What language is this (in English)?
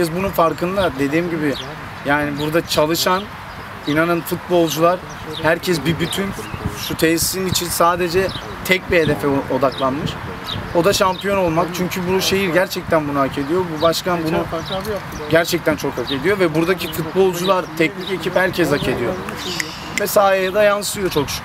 Turkish